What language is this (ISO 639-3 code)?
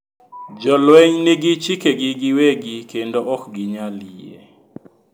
luo